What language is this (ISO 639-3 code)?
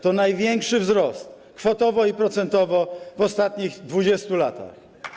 pol